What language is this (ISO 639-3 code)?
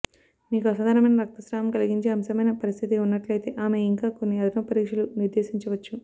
tel